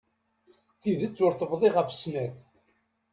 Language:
Kabyle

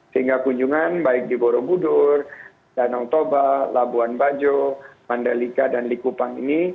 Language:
Indonesian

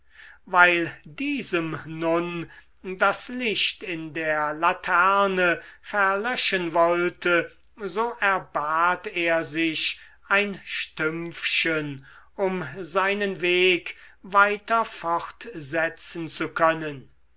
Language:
German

